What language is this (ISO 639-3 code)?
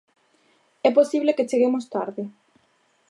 glg